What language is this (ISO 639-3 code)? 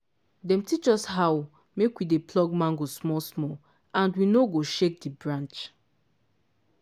pcm